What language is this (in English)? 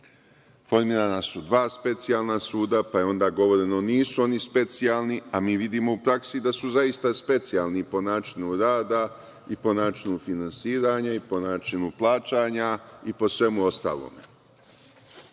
Serbian